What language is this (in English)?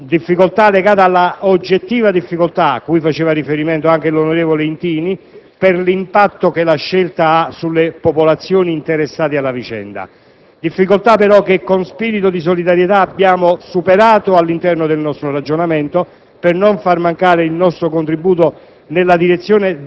Italian